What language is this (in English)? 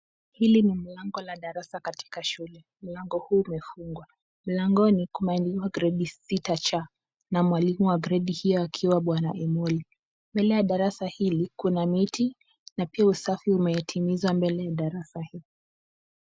Swahili